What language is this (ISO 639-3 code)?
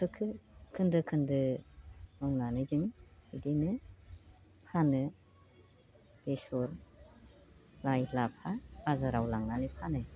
brx